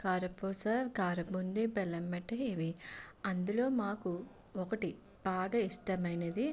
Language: Telugu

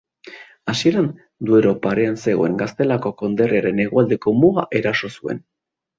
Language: Basque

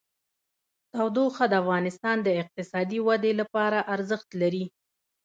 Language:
Pashto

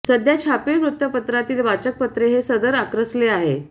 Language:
Marathi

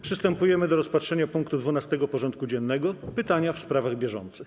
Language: Polish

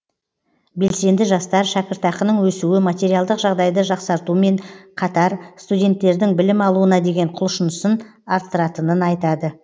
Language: Kazakh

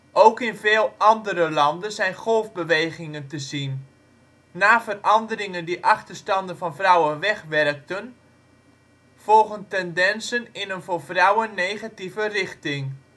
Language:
Dutch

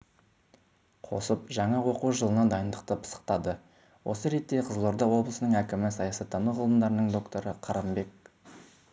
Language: Kazakh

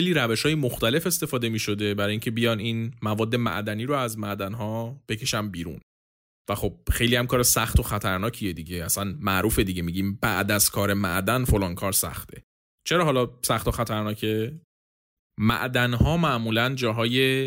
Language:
Persian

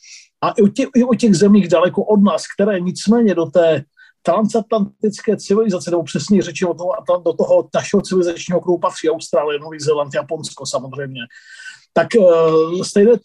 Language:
Czech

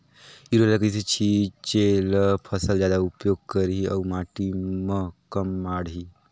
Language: Chhattisgarhi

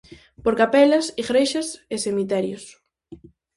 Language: Galician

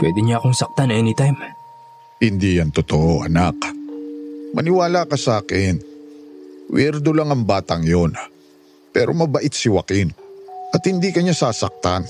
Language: Filipino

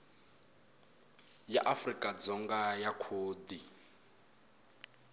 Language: Tsonga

